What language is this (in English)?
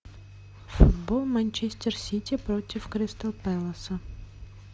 Russian